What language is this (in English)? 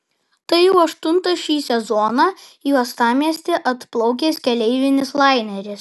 Lithuanian